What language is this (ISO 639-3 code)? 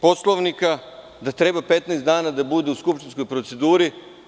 srp